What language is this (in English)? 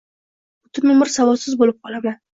Uzbek